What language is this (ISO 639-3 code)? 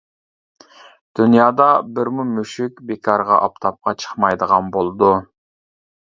uig